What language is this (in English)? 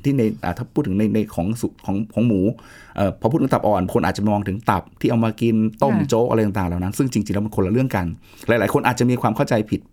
Thai